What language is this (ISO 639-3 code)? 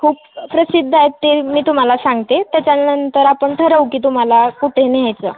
mar